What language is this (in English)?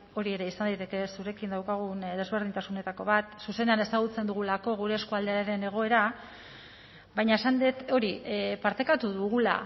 Basque